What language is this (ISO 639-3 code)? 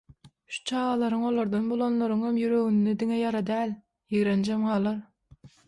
tuk